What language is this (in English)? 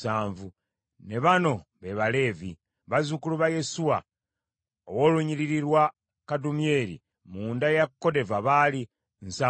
Ganda